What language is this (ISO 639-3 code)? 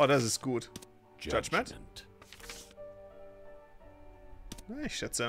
deu